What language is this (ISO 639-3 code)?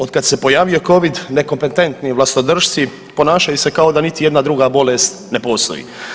hrv